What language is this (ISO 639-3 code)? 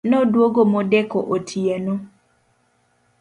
luo